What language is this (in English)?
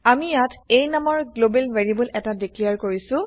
Assamese